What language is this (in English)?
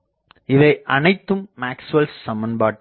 Tamil